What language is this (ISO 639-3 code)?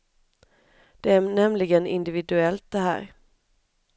swe